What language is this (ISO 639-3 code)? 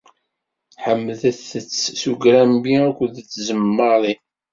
kab